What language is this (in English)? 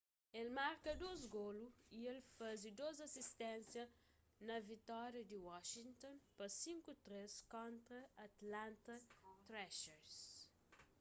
Kabuverdianu